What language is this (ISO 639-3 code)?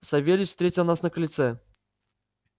rus